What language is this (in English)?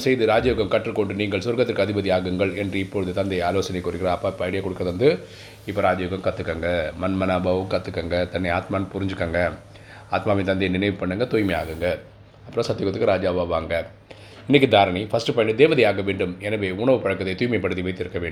Tamil